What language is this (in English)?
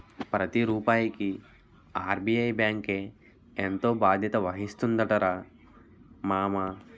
Telugu